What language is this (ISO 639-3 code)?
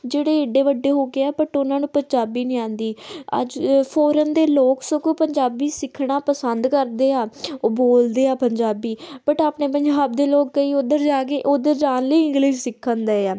pan